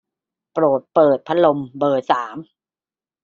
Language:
Thai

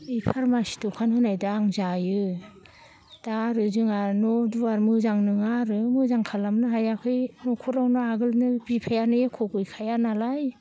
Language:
Bodo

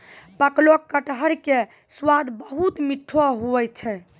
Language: Maithili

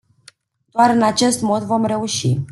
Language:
Romanian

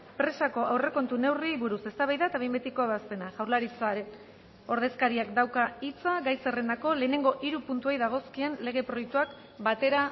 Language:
Basque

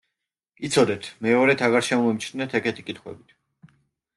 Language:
Georgian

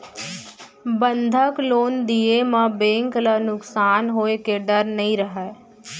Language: Chhattisgarhi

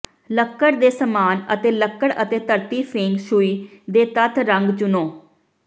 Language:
Punjabi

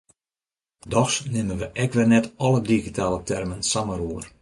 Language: Western Frisian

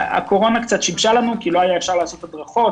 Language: Hebrew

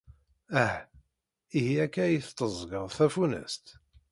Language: Kabyle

